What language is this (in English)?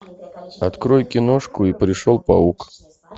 Russian